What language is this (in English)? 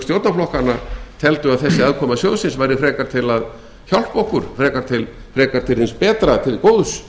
Icelandic